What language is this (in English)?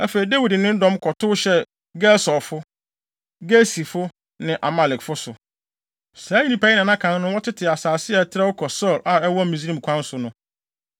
Akan